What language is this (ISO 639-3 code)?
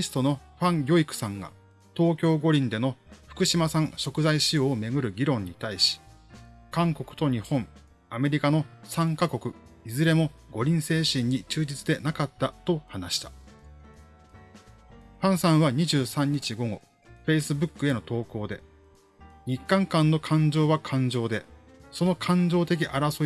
jpn